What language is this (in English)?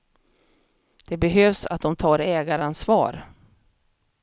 Swedish